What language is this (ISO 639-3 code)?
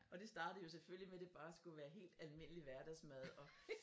dan